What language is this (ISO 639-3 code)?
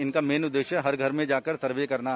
hin